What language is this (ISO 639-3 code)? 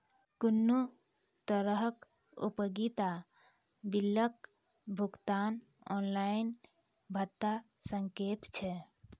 mai